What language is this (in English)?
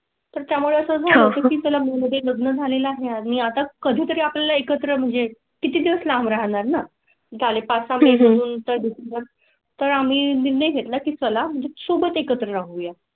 Marathi